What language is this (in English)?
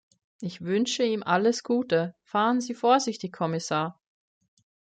German